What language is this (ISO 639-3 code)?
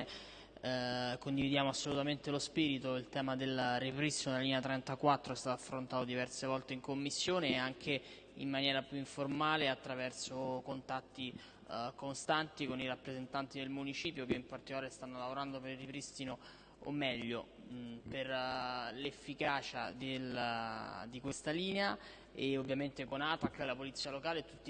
ita